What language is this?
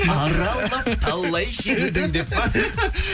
Kazakh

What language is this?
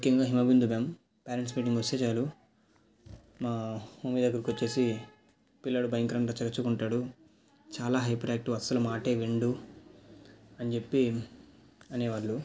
Telugu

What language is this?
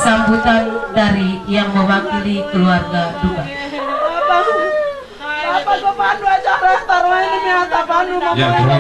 Indonesian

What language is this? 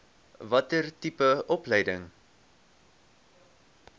Afrikaans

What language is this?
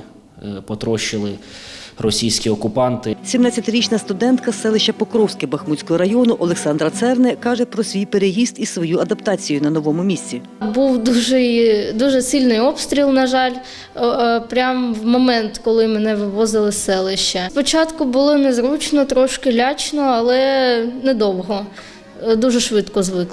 Ukrainian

